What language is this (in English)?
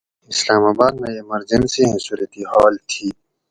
Gawri